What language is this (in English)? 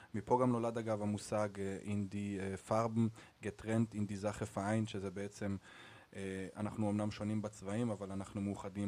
Hebrew